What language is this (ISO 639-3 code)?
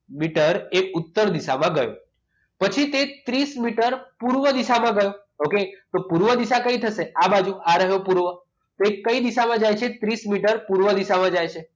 guj